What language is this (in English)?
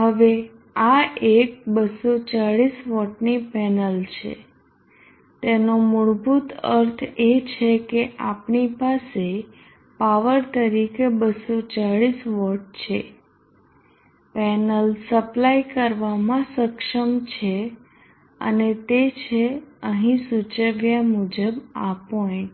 Gujarati